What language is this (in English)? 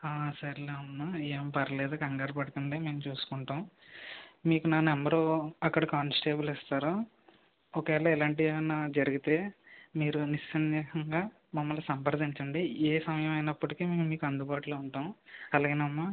Telugu